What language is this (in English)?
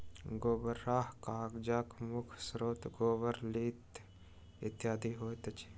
Maithili